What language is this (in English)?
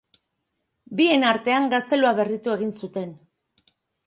Basque